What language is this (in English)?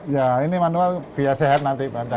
Indonesian